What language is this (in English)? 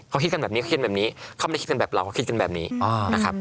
Thai